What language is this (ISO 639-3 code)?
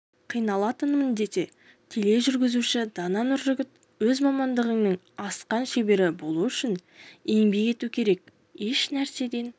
kaz